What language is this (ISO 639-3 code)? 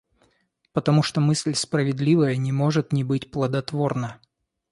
rus